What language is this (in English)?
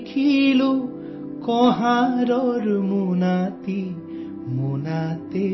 Urdu